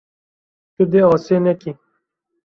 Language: Kurdish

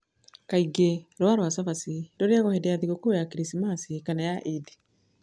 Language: Kikuyu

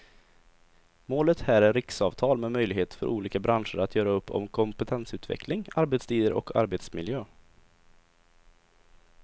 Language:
Swedish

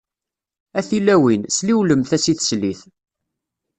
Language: Kabyle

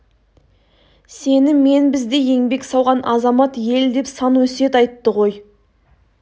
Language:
Kazakh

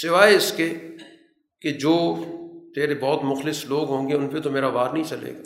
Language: Urdu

